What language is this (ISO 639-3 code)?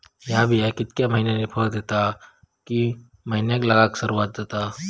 mar